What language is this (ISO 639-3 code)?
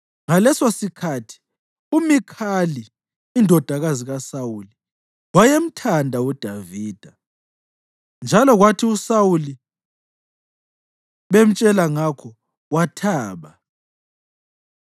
nde